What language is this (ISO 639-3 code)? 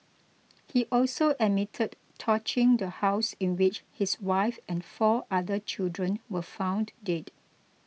eng